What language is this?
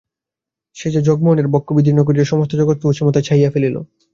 Bangla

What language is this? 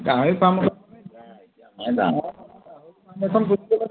Assamese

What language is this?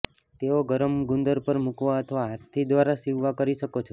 Gujarati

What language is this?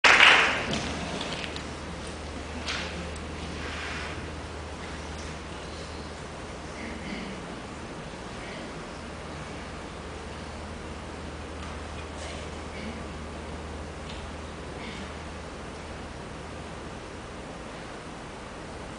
Indonesian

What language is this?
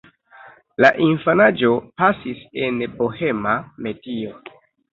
Esperanto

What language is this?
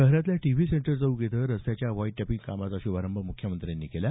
Marathi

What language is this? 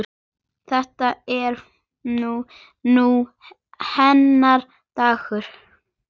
Icelandic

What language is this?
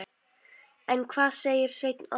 Icelandic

